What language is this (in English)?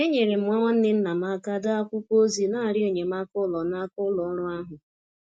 Igbo